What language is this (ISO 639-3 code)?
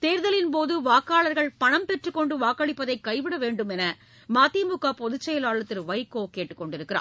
tam